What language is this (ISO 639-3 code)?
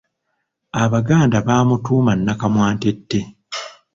lug